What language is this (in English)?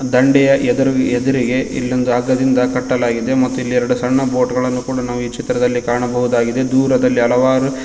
Kannada